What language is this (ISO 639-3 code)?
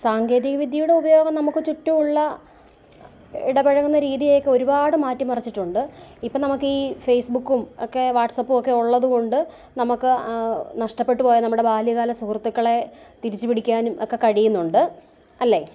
mal